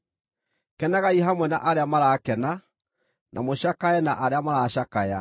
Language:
Kikuyu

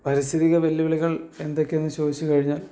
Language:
Malayalam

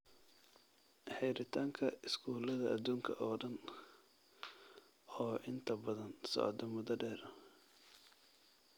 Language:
Somali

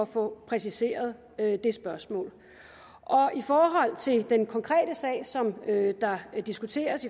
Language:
Danish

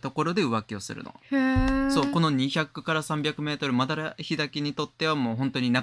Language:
Japanese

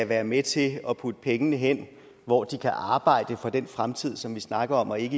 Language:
Danish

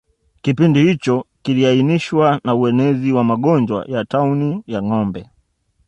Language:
Swahili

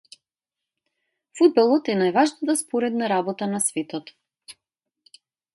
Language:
Macedonian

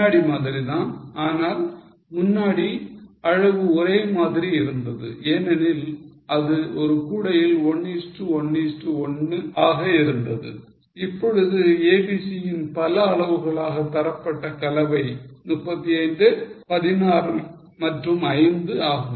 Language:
Tamil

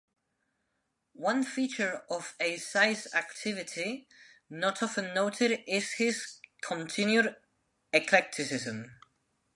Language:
English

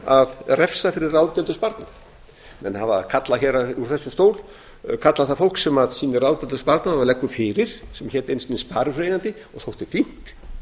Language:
Icelandic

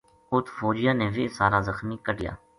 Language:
Gujari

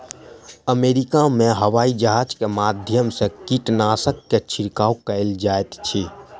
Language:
Maithili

